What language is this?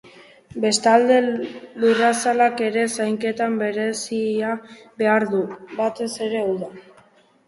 Basque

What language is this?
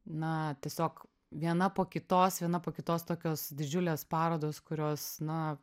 Lithuanian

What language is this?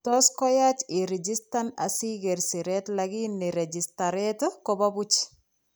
Kalenjin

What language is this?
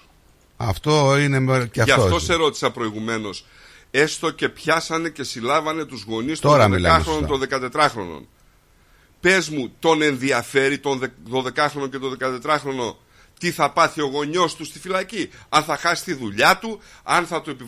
Greek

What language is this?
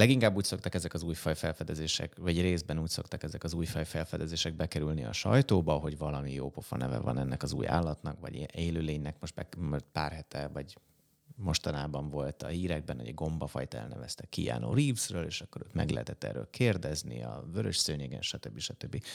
Hungarian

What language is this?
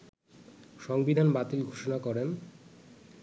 Bangla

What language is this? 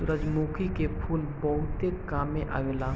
Bhojpuri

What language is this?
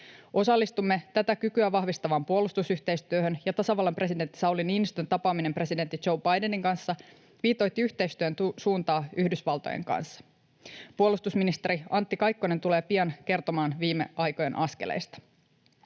Finnish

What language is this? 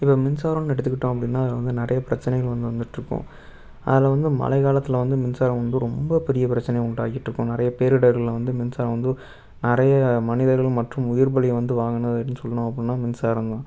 Tamil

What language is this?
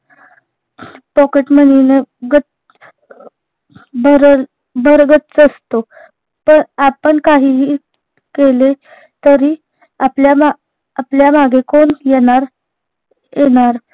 Marathi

